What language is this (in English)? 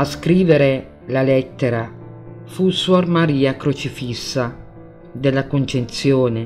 Italian